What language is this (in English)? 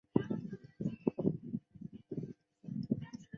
Chinese